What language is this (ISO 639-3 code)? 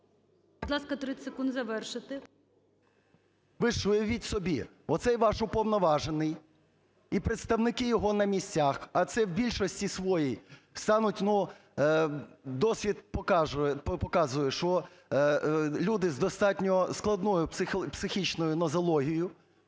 ukr